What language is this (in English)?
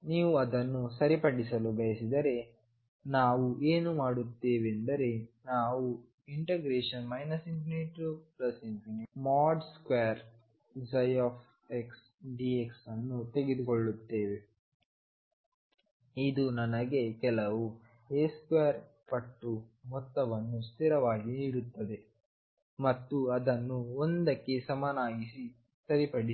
Kannada